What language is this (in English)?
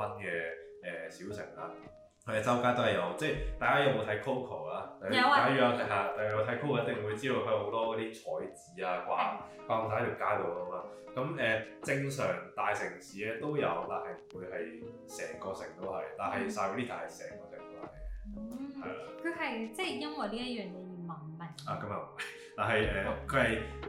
Chinese